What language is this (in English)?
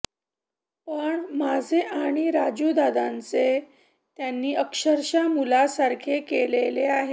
Marathi